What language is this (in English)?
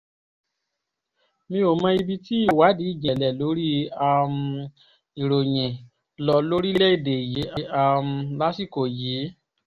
Yoruba